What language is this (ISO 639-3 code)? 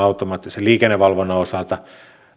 fin